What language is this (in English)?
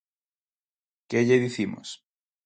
Galician